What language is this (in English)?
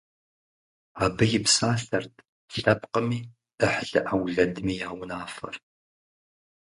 Kabardian